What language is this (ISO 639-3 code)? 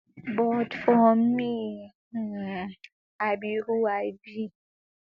pcm